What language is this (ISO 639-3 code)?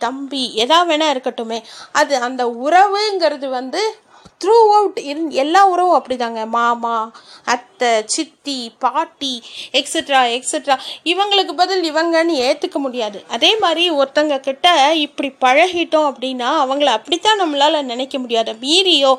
tam